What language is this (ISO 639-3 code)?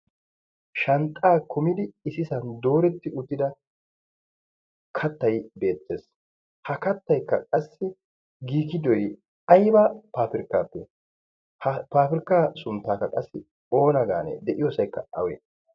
wal